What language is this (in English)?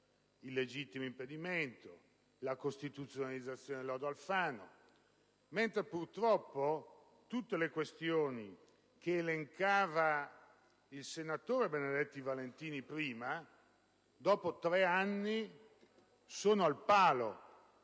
Italian